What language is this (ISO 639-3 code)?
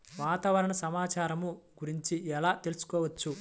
tel